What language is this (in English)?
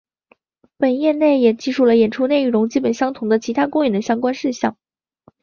Chinese